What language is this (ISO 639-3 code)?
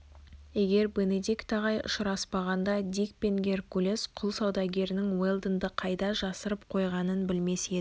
kaz